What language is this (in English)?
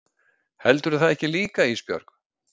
Icelandic